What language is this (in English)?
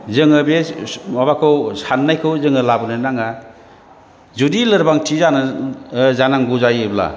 Bodo